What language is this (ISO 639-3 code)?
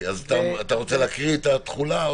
heb